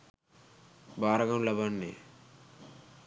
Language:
Sinhala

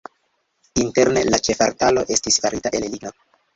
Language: Esperanto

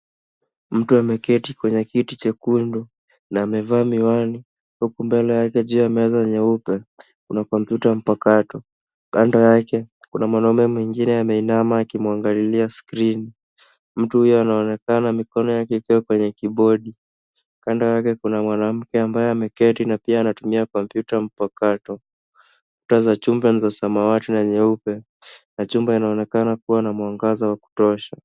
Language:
Swahili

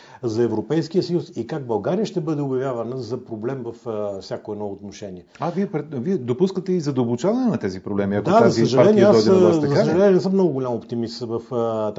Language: Bulgarian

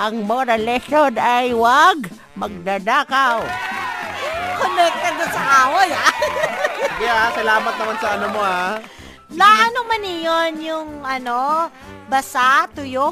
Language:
Filipino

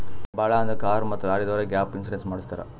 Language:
Kannada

